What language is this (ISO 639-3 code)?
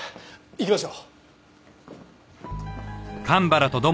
jpn